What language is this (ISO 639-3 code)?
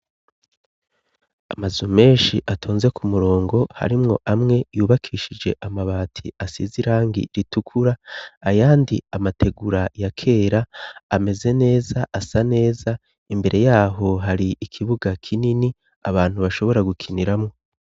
run